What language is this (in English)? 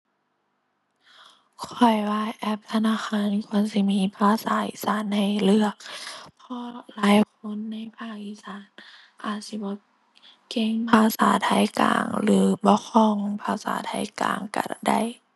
Thai